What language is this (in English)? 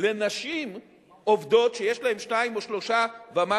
Hebrew